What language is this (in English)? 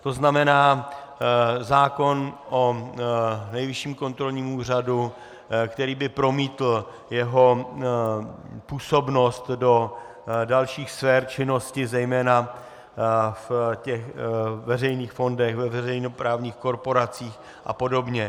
Czech